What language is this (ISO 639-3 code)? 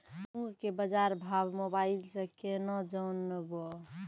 mai